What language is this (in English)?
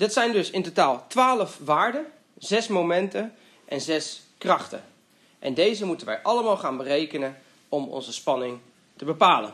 Dutch